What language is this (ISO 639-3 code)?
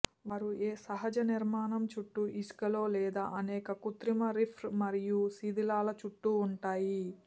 tel